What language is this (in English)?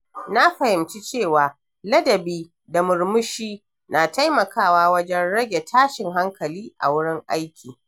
Hausa